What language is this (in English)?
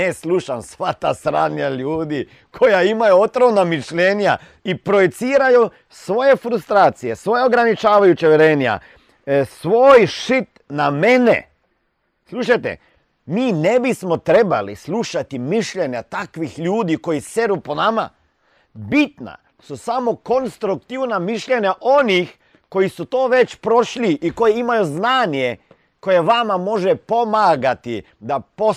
Croatian